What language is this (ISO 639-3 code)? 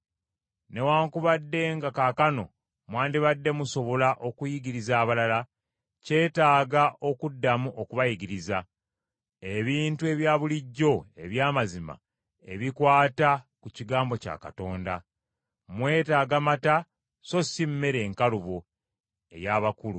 lug